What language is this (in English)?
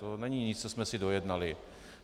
Czech